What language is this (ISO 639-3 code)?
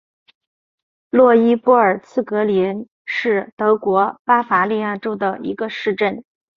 zho